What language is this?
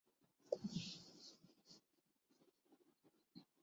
Urdu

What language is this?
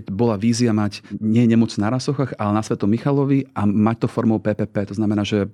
Slovak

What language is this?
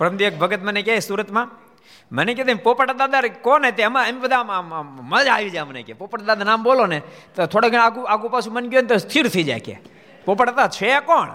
Gujarati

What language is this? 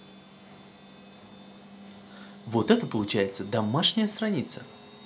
Russian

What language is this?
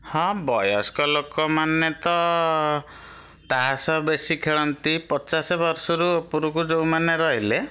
Odia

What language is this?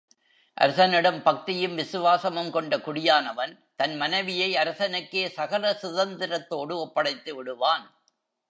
Tamil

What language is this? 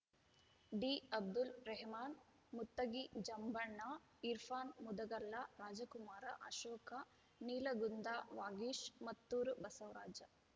Kannada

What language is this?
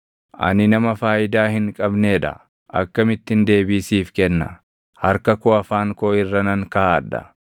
Oromo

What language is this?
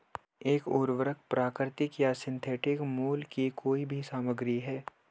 Hindi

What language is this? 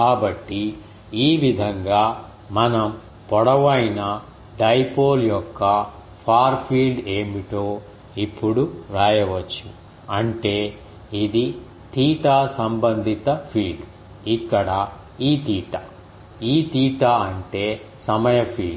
Telugu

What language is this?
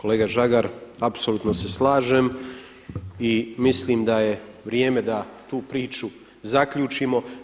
Croatian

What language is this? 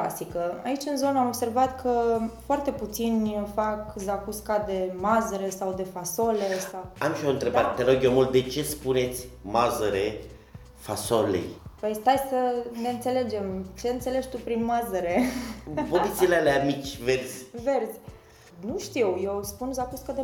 Romanian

